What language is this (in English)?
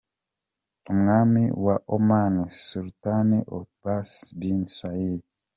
Kinyarwanda